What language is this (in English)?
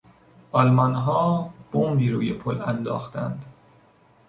Persian